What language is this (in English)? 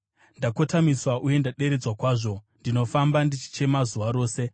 Shona